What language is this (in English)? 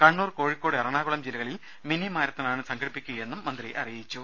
Malayalam